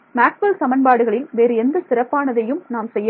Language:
Tamil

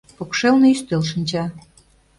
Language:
Mari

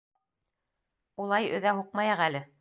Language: Bashkir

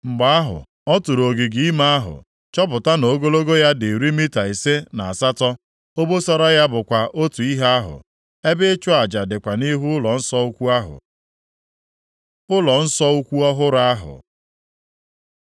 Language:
Igbo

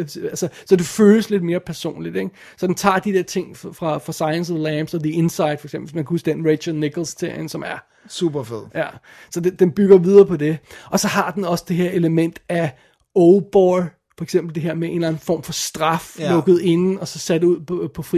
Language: Danish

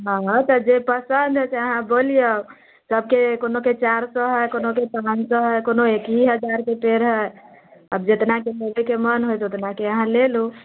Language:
Maithili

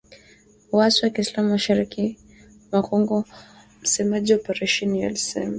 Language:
Swahili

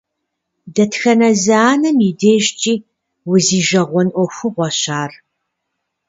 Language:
Kabardian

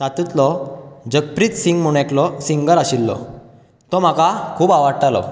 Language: Konkani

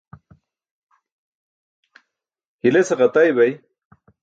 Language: Burushaski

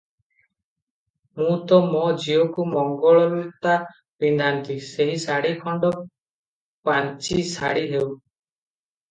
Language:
Odia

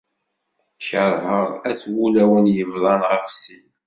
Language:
Kabyle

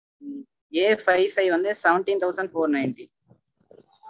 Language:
Tamil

